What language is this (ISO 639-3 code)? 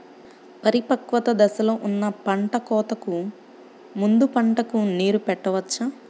tel